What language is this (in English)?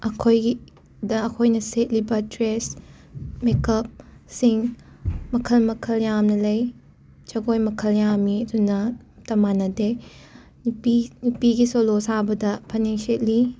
Manipuri